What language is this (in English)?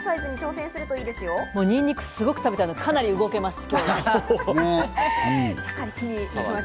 Japanese